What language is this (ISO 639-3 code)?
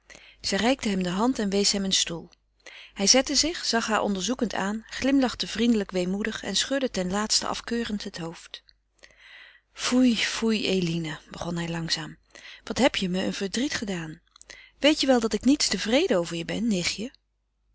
nld